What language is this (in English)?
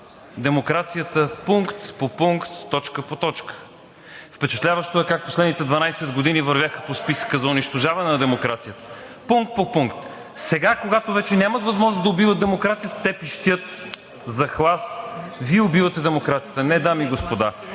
Bulgarian